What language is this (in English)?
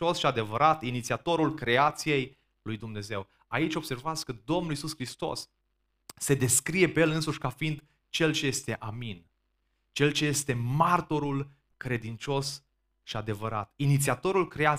Romanian